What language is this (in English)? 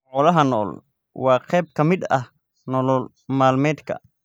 Somali